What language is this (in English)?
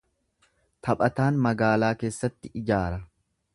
Oromo